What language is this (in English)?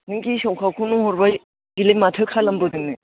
Bodo